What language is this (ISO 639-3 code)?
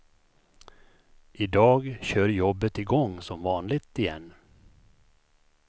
swe